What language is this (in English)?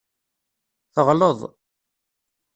Kabyle